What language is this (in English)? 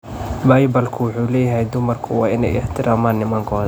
Somali